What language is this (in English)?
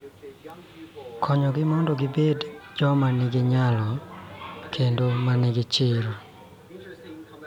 Luo (Kenya and Tanzania)